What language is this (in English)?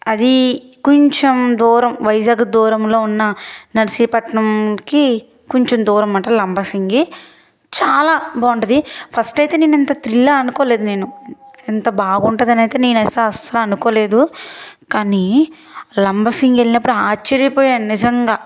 Telugu